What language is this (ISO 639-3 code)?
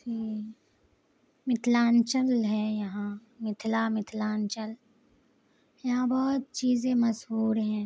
urd